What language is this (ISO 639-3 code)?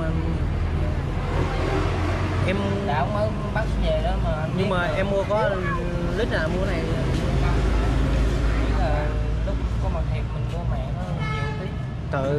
vie